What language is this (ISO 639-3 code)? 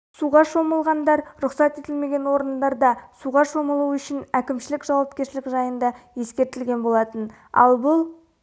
kaz